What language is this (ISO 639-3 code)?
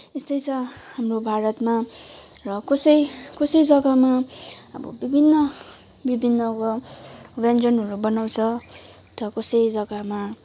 nep